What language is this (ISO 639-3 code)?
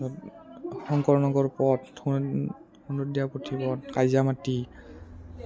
asm